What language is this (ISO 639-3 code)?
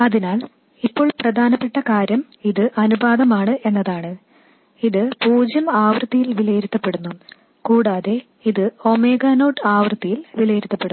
mal